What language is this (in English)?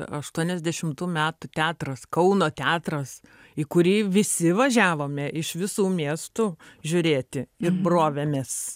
Lithuanian